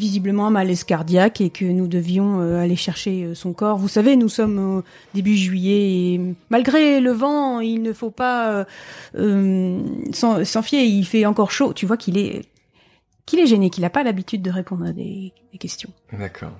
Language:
French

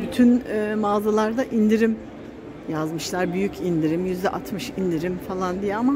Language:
Turkish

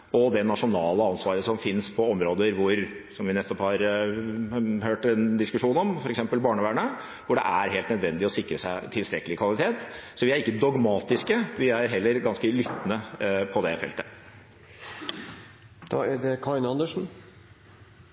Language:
Norwegian Bokmål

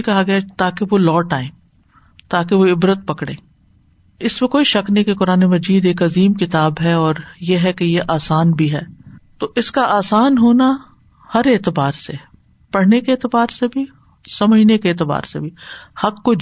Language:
Urdu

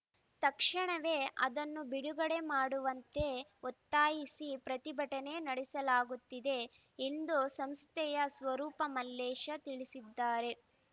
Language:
Kannada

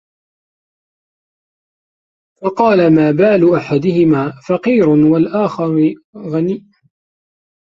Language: Arabic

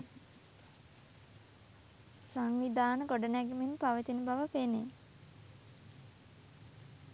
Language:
Sinhala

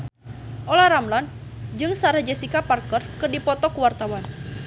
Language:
Sundanese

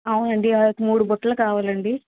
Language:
Telugu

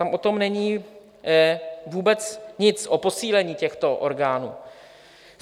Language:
Czech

